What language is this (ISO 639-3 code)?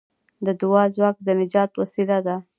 pus